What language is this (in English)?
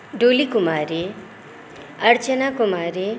Maithili